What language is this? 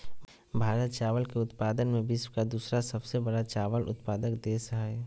Magahi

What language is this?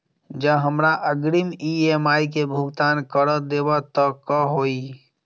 Maithili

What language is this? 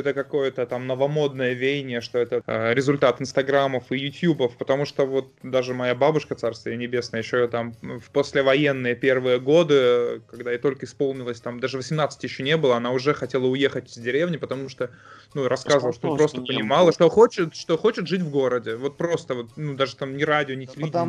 Russian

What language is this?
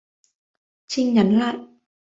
Vietnamese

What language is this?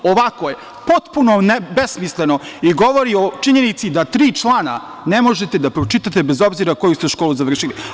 Serbian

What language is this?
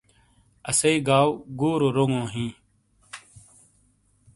Shina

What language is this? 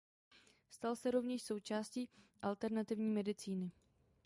Czech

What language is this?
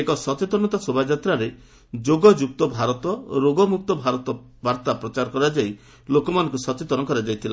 Odia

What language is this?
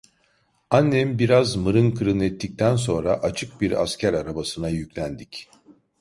Turkish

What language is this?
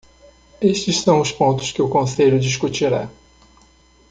Portuguese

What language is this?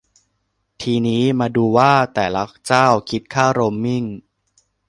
Thai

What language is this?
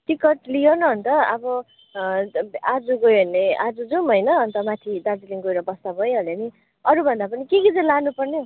Nepali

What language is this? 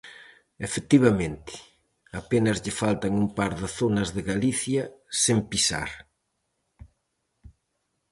Galician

